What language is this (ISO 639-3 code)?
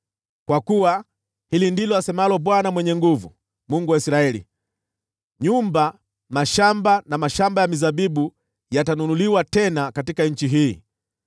swa